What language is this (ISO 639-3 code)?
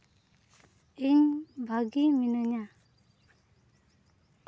sat